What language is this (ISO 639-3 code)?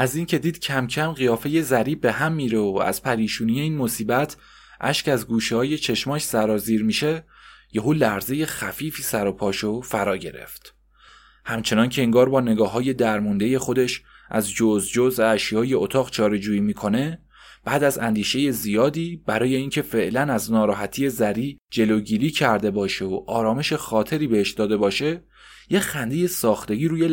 fas